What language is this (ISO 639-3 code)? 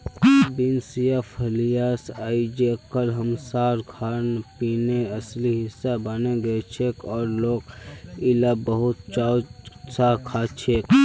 mag